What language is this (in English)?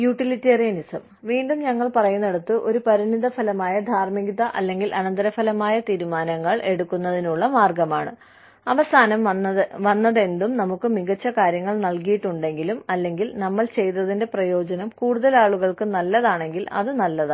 Malayalam